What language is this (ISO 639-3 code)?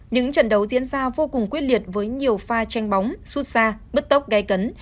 vie